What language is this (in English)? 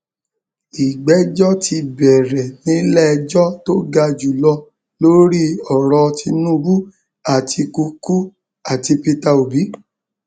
Yoruba